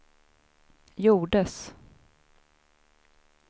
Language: Swedish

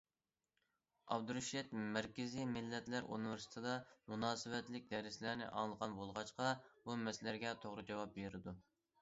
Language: Uyghur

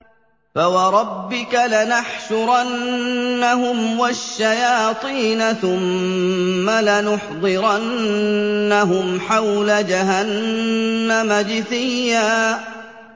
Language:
Arabic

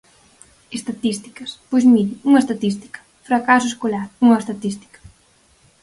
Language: Galician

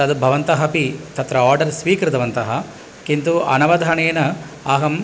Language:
Sanskrit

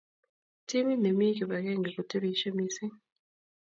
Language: Kalenjin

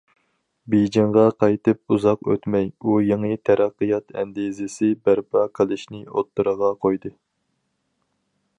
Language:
Uyghur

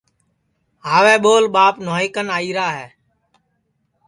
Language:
Sansi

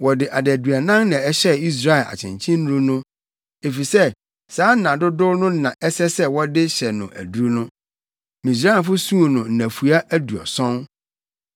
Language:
Akan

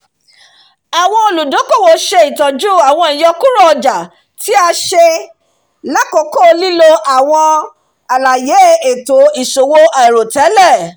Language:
Yoruba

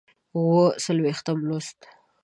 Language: Pashto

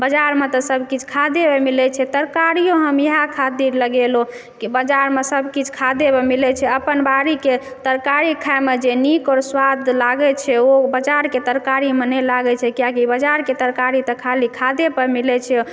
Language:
Maithili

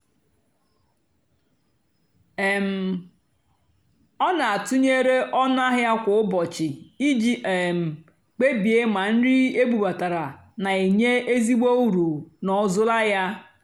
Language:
Igbo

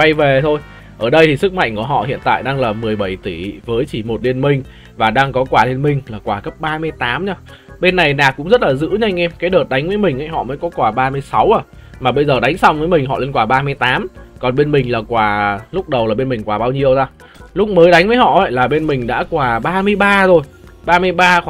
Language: Vietnamese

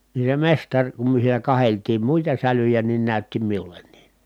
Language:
Finnish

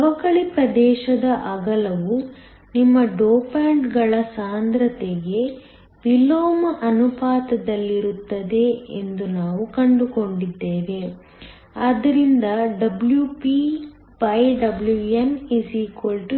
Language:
Kannada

